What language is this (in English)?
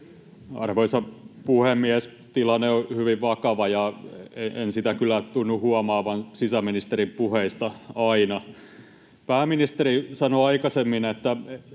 Finnish